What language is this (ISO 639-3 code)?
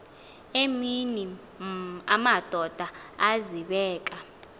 xho